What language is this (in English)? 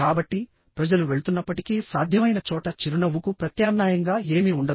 Telugu